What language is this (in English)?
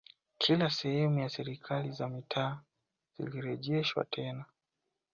Swahili